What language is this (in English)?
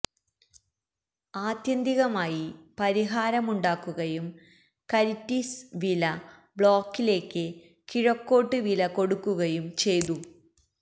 Malayalam